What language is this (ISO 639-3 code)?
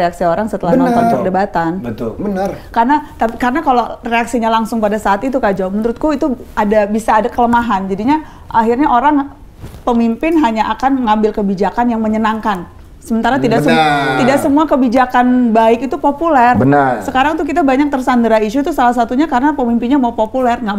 ind